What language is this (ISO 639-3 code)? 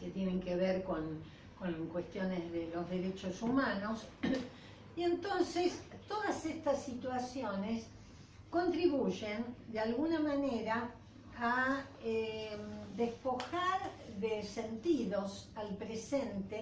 spa